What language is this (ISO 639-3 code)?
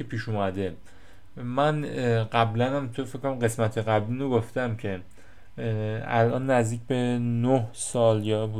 fas